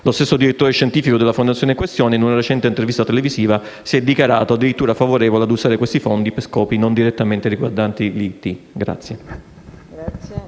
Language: Italian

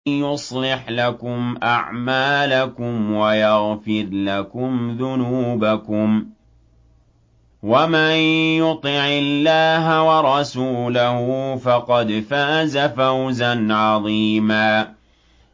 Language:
Arabic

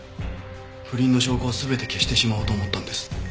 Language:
Japanese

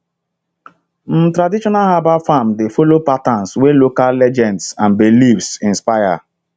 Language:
Nigerian Pidgin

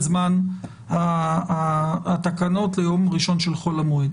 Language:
Hebrew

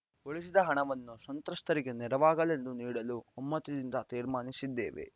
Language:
Kannada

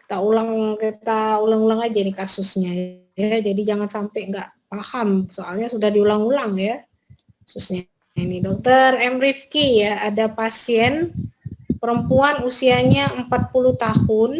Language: Indonesian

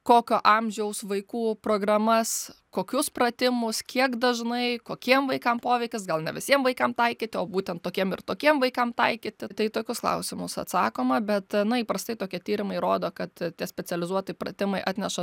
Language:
Lithuanian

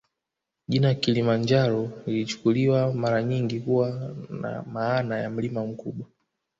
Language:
Swahili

